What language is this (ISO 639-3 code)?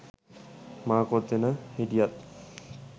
sin